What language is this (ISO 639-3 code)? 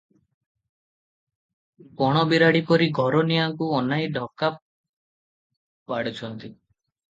ori